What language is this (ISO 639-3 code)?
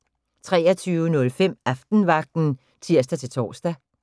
dan